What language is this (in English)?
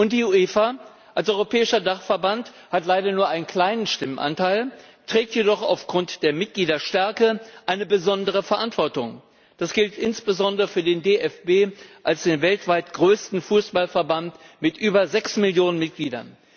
German